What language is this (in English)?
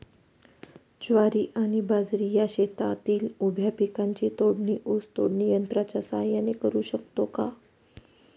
Marathi